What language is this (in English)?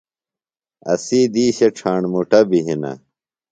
Phalura